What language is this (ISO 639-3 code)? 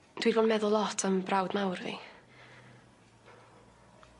cym